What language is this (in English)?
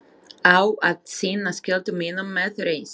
Icelandic